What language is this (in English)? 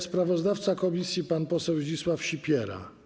Polish